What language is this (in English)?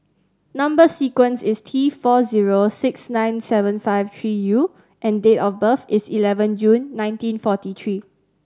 English